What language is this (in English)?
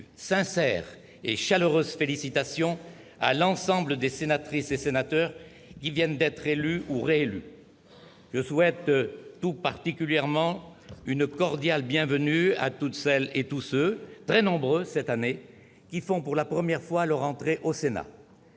French